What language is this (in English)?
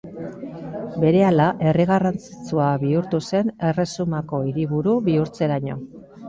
Basque